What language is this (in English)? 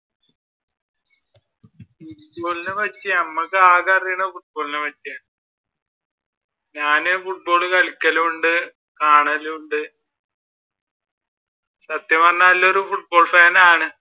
Malayalam